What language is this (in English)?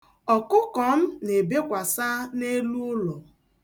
Igbo